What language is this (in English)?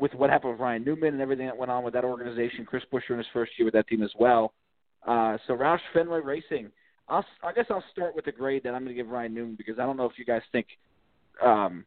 English